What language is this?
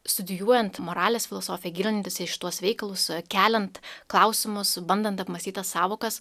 Lithuanian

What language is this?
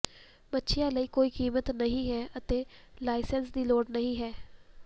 Punjabi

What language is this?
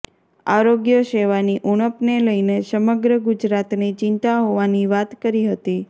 Gujarati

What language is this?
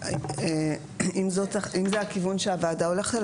Hebrew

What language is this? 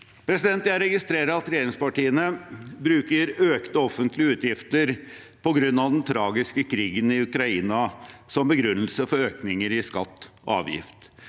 Norwegian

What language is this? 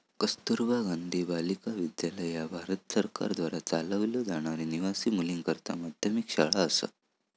Marathi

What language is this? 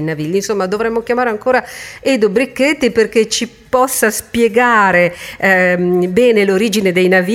Italian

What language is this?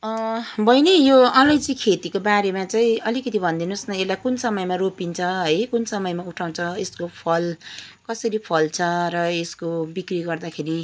Nepali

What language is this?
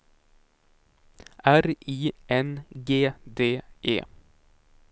Swedish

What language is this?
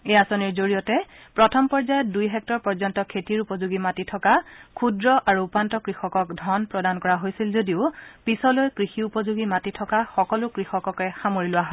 Assamese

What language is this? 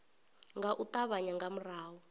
Venda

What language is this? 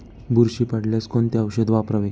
Marathi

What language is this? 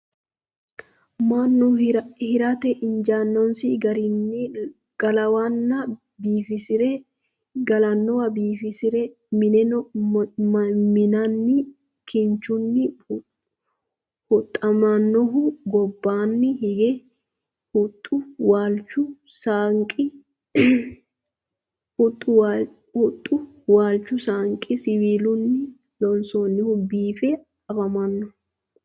Sidamo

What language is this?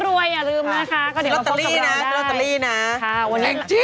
Thai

